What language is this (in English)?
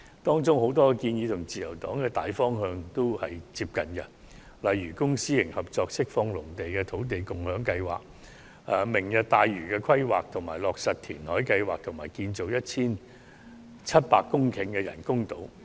Cantonese